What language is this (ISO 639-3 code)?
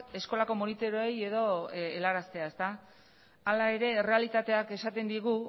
eus